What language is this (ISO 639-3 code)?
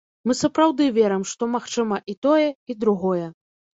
bel